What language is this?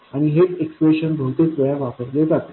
Marathi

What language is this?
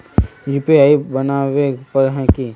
Magahi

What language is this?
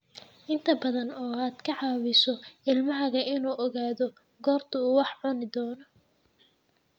Somali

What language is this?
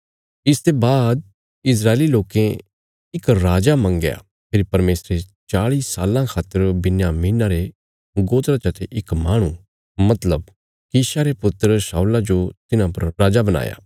Bilaspuri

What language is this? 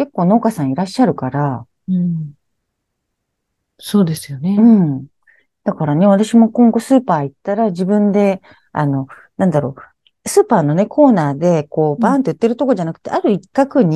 Japanese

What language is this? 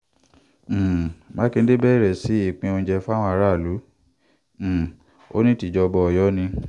Yoruba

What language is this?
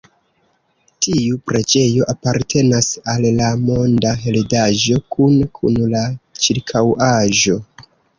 Esperanto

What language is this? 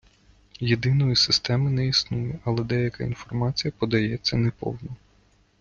Ukrainian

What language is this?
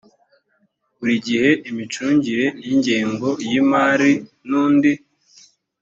Kinyarwanda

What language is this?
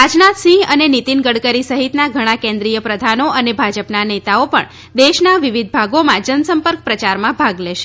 Gujarati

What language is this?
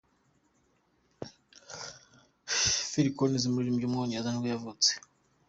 Kinyarwanda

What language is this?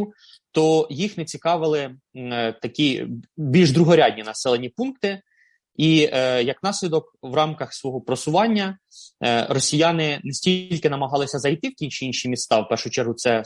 Ukrainian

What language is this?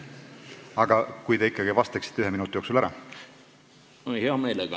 Estonian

